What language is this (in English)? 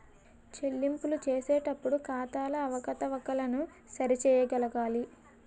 Telugu